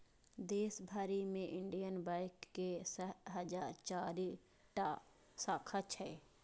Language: Maithili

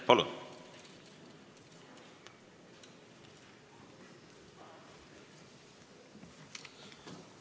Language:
Estonian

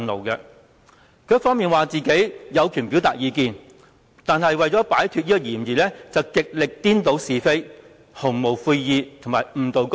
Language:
Cantonese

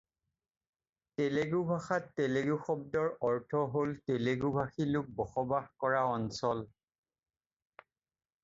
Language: Assamese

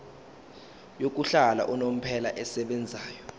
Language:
Zulu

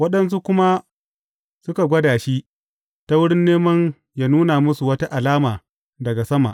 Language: Hausa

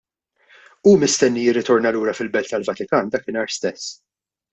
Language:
Maltese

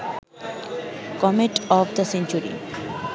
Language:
Bangla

